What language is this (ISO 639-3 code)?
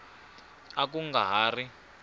tso